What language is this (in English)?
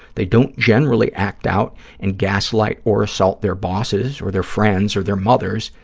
English